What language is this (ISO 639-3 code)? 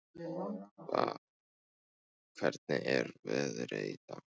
isl